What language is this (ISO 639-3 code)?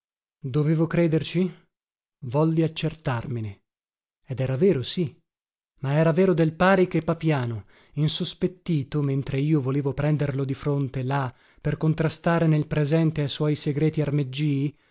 ita